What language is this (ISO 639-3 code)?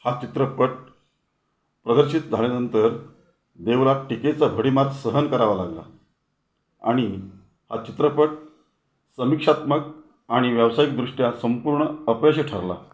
mar